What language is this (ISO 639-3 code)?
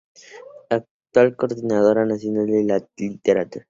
spa